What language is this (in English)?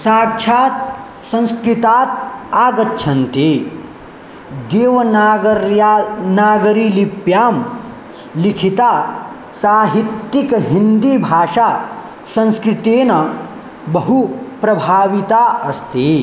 Sanskrit